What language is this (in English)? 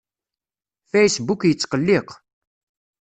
Kabyle